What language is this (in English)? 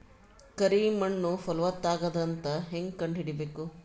Kannada